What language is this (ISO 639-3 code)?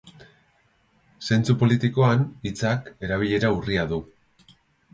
eus